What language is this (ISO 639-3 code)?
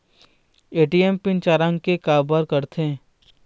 hne